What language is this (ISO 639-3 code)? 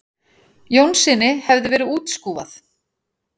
isl